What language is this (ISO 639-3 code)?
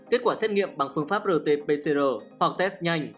vie